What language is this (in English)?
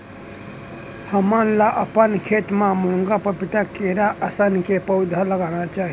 Chhattisgarhi